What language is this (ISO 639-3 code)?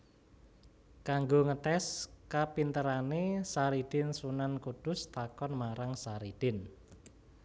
jav